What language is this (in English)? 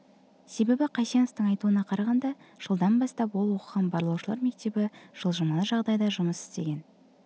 Kazakh